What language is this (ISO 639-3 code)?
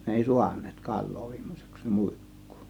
fin